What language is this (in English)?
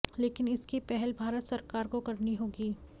Hindi